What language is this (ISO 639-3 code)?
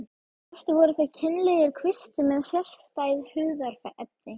isl